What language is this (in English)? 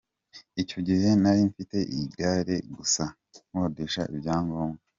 Kinyarwanda